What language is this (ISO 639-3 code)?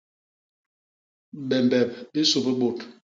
bas